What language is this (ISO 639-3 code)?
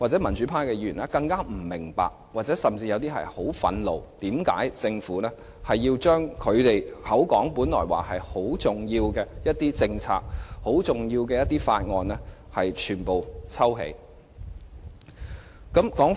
yue